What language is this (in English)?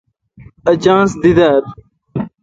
Kalkoti